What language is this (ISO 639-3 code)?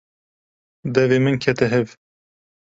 kur